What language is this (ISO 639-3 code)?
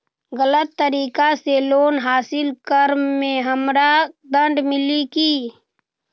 mag